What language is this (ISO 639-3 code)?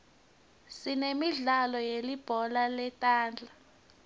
ssw